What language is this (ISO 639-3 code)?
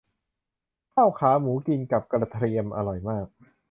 tha